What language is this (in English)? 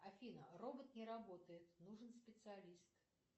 Russian